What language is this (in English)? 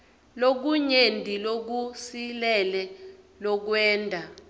Swati